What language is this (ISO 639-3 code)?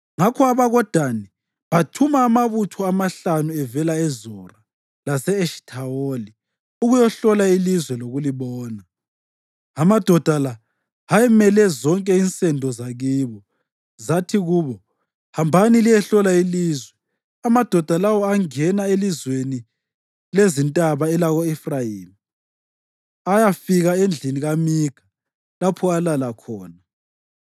nde